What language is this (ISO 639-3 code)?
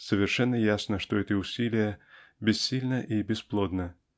rus